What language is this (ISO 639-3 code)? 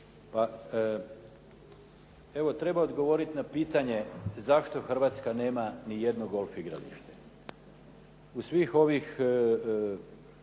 hrv